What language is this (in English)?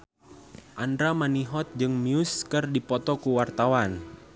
Sundanese